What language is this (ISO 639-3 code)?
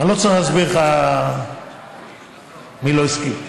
heb